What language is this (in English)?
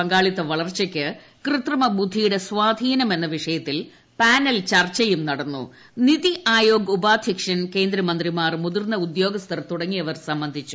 Malayalam